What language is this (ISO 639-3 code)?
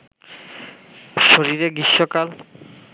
ben